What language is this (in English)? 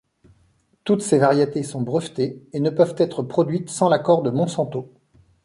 French